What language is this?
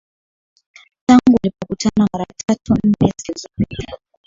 Swahili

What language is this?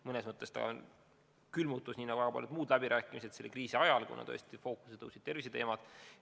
Estonian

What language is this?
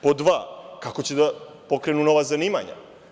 Serbian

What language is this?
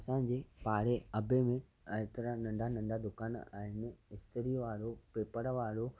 Sindhi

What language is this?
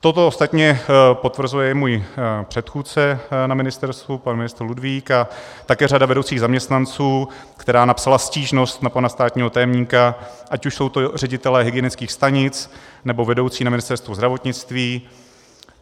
Czech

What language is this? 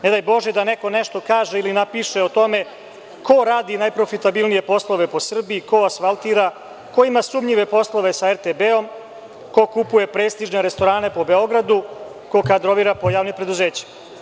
Serbian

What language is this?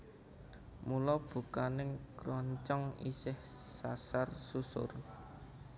Javanese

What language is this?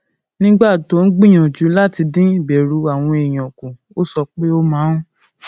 Yoruba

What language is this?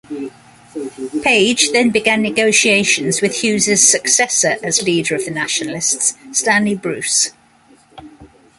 English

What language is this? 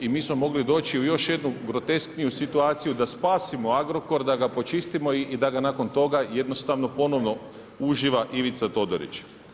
Croatian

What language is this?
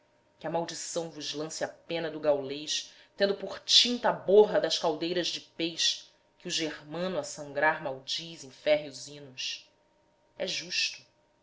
Portuguese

